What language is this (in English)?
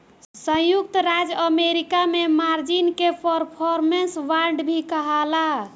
Bhojpuri